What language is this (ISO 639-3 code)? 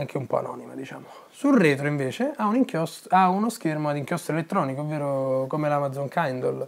ita